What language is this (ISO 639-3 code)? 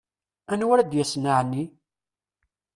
kab